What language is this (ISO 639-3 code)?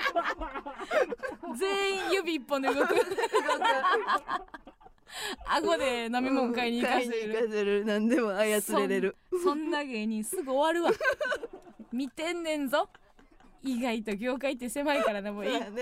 jpn